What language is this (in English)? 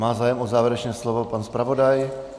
Czech